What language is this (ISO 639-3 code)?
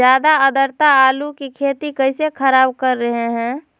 mag